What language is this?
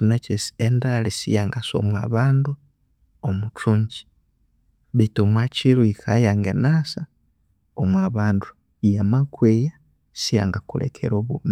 Konzo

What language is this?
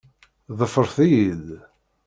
Kabyle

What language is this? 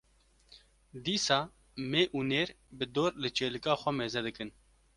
Kurdish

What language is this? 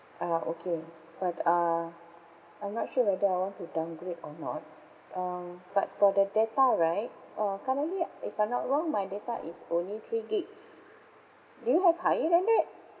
English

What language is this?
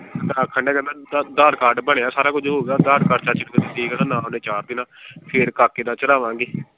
Punjabi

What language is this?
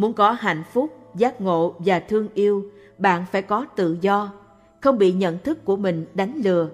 Vietnamese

